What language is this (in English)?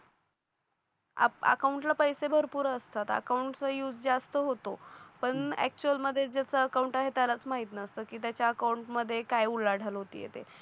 Marathi